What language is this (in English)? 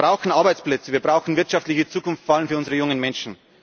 German